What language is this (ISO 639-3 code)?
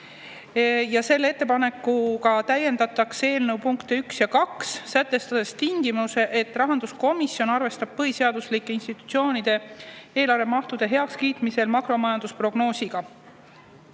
est